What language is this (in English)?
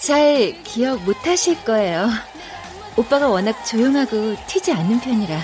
Korean